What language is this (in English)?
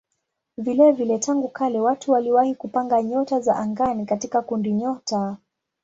Swahili